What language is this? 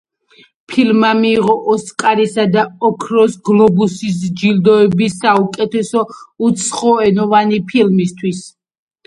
Georgian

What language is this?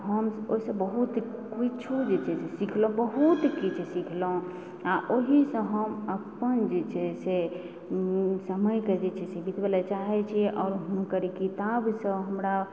Maithili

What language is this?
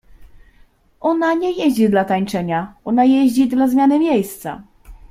Polish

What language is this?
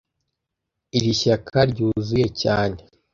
Kinyarwanda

